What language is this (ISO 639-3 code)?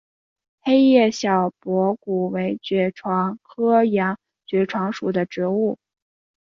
zho